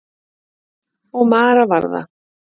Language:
Icelandic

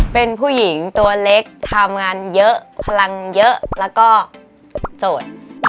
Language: Thai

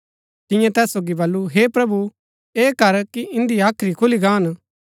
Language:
Gaddi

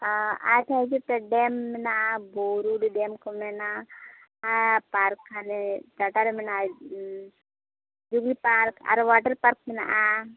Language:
Santali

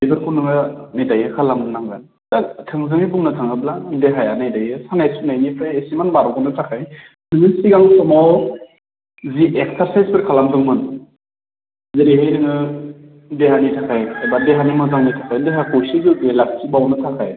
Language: Bodo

